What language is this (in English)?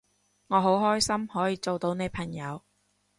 Cantonese